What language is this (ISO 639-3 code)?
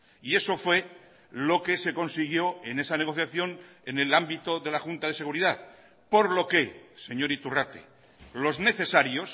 spa